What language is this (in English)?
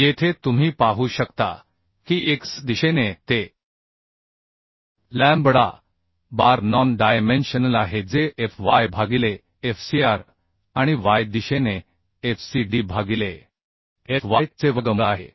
Marathi